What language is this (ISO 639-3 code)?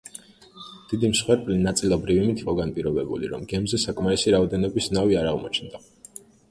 kat